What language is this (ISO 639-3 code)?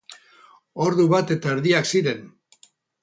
eus